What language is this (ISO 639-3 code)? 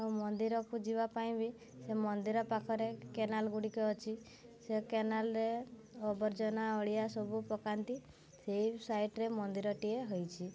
ori